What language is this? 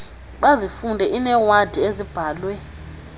Xhosa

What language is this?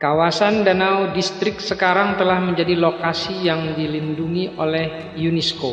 Indonesian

